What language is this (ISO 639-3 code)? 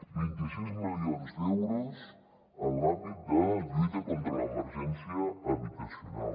cat